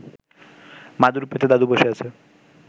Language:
Bangla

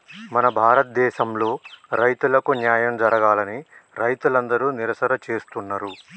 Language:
Telugu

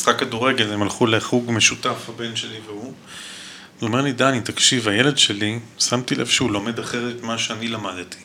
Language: Hebrew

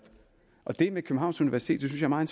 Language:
Danish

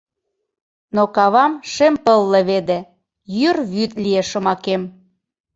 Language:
Mari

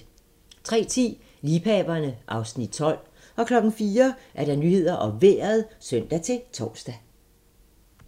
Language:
Danish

